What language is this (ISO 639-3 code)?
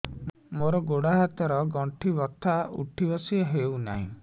ori